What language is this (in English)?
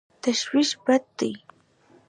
Pashto